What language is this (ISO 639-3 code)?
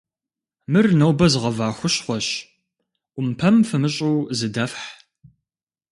kbd